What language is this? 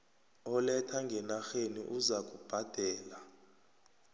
South Ndebele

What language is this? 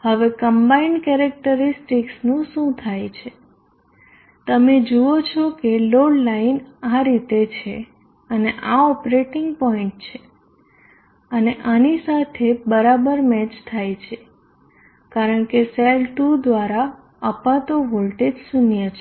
Gujarati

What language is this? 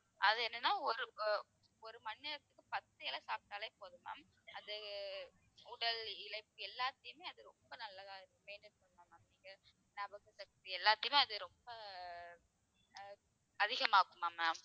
Tamil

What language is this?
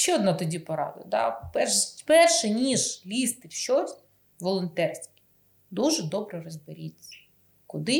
Ukrainian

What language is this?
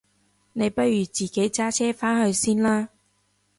Cantonese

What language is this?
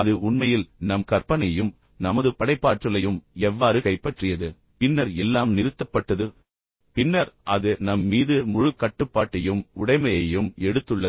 Tamil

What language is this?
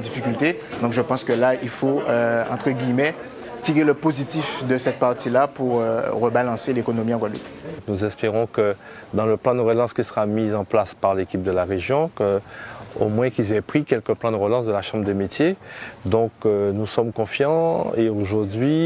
French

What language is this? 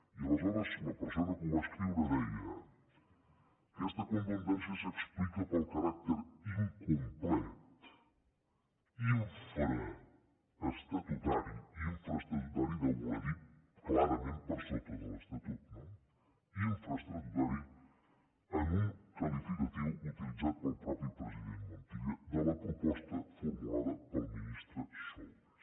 Catalan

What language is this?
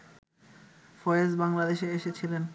Bangla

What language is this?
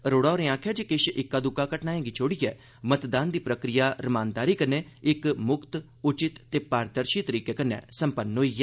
Dogri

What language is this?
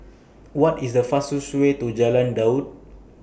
English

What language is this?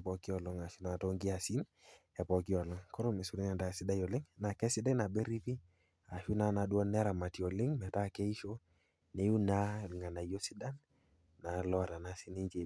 Masai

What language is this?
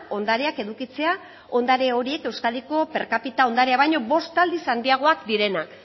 Basque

